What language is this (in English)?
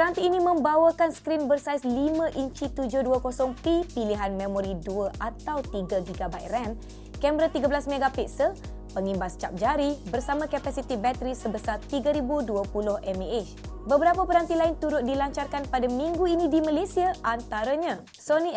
Malay